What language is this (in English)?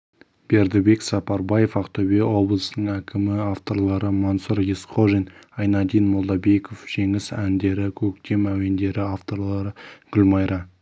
Kazakh